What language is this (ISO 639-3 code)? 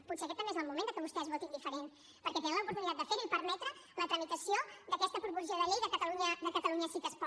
cat